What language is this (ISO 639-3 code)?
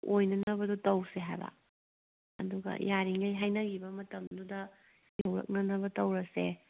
mni